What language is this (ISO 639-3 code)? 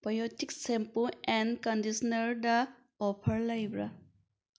mni